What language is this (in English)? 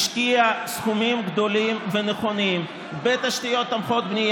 Hebrew